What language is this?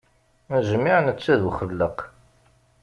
Kabyle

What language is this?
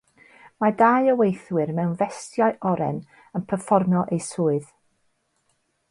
Welsh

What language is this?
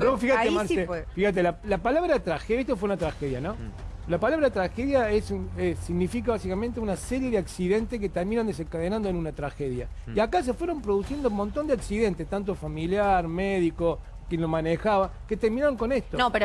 Spanish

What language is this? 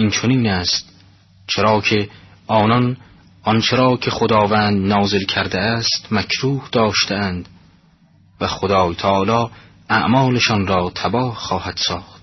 Persian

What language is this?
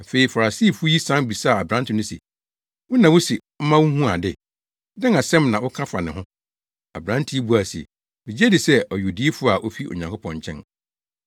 Akan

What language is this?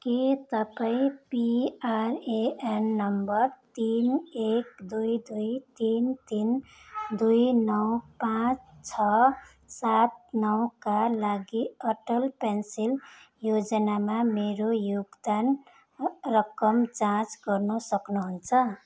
Nepali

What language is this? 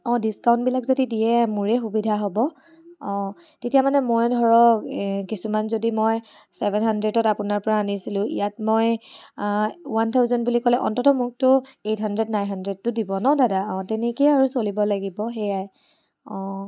Assamese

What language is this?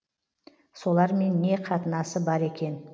Kazakh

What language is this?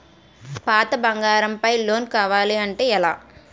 Telugu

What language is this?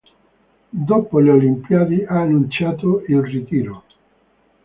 Italian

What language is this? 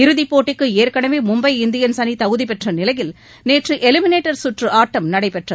Tamil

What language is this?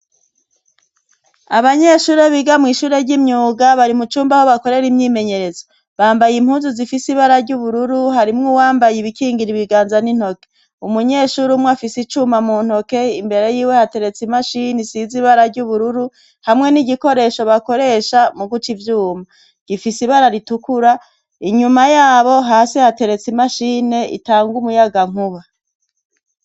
Rundi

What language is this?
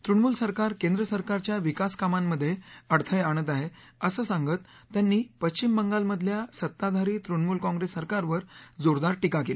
Marathi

